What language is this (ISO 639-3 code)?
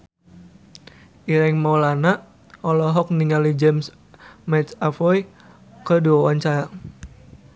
sun